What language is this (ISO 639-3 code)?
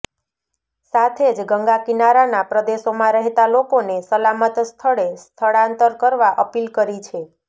guj